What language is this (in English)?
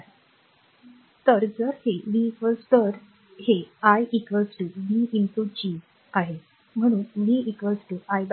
Marathi